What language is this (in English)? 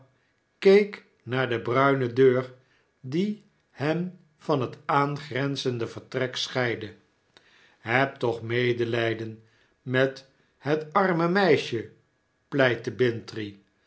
Dutch